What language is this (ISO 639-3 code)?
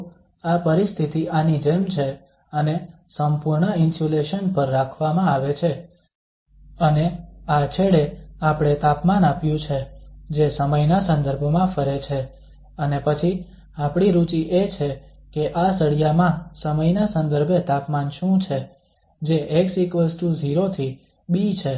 guj